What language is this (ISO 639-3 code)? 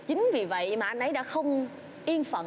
vie